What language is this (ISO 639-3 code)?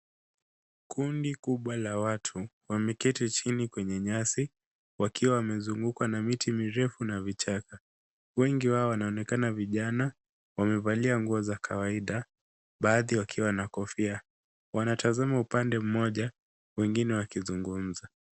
swa